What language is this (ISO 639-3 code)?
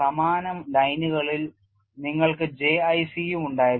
mal